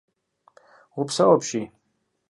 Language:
Kabardian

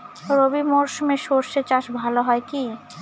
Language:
Bangla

